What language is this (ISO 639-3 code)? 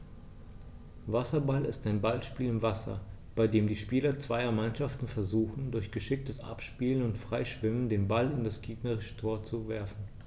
deu